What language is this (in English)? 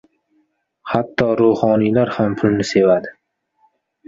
Uzbek